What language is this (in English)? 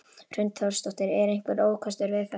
Icelandic